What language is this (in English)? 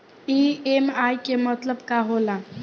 Bhojpuri